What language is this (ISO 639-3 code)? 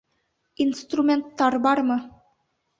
bak